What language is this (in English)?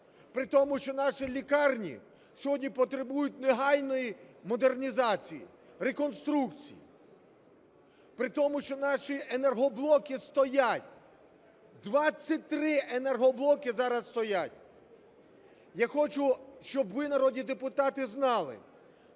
Ukrainian